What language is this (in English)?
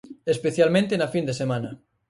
Galician